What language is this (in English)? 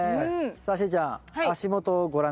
Japanese